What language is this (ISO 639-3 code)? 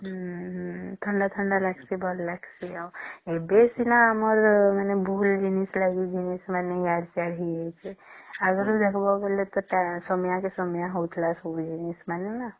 ori